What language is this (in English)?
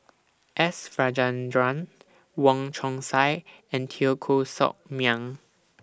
English